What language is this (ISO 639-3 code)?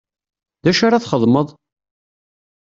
kab